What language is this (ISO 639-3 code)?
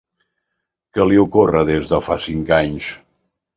cat